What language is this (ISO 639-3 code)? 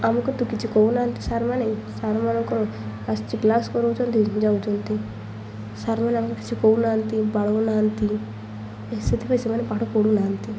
ori